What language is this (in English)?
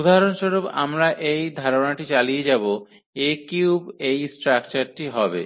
Bangla